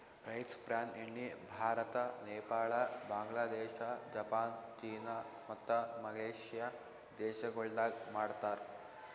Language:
Kannada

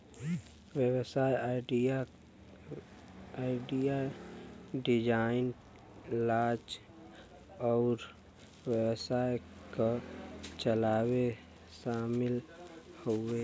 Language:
Bhojpuri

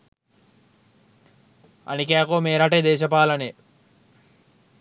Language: Sinhala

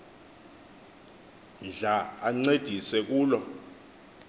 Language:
Xhosa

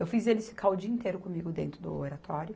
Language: Portuguese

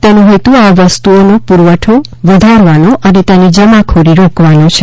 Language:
Gujarati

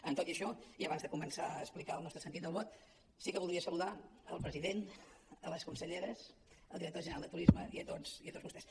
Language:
Catalan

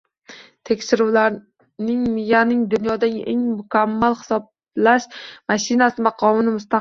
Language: Uzbek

